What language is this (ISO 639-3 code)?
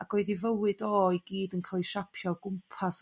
cym